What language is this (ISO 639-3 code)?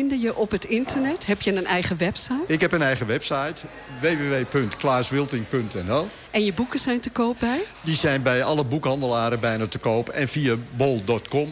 nld